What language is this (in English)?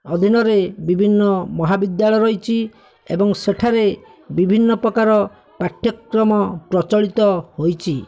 Odia